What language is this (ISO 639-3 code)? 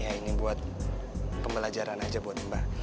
ind